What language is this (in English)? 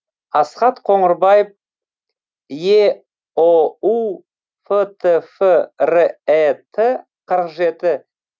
Kazakh